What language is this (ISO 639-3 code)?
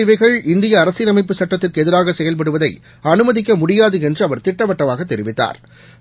tam